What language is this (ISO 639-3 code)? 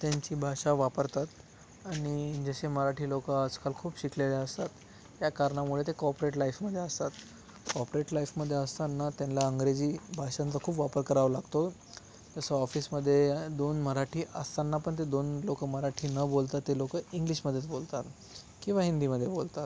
mar